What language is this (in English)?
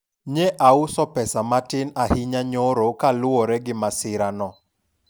Luo (Kenya and Tanzania)